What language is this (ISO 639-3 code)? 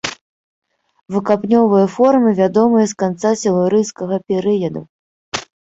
bel